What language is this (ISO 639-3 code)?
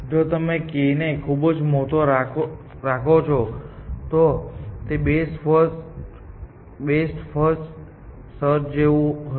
guj